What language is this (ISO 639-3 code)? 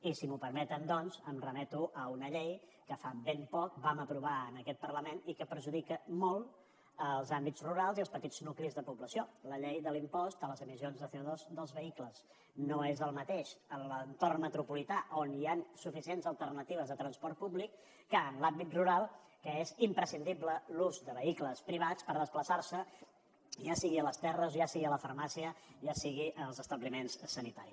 cat